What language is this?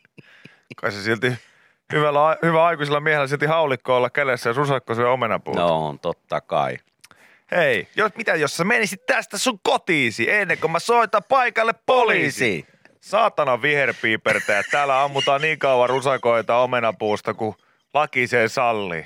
Finnish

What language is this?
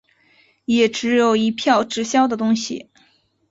Chinese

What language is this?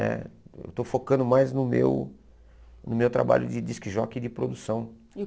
Portuguese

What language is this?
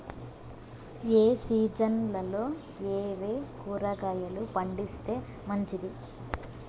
Telugu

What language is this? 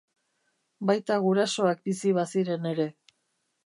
Basque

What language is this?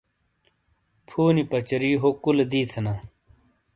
Shina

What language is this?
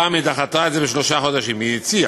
Hebrew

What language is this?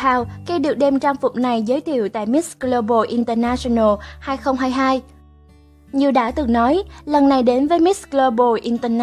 Vietnamese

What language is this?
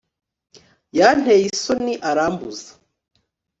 Kinyarwanda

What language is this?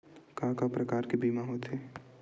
Chhattisgarhi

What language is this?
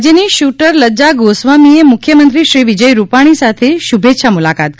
Gujarati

